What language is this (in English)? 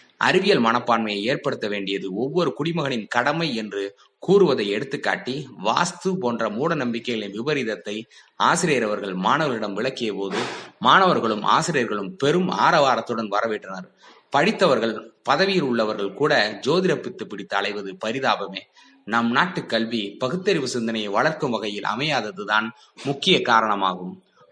Tamil